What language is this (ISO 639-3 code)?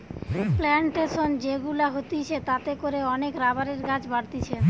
ben